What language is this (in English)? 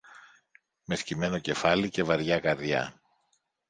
Greek